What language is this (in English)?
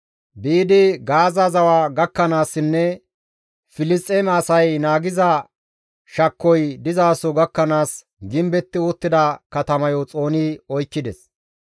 Gamo